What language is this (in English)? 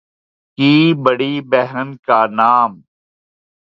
Urdu